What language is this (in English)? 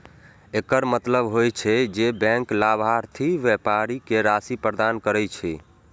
Maithili